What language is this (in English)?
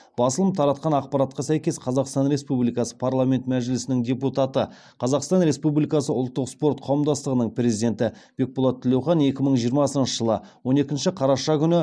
Kazakh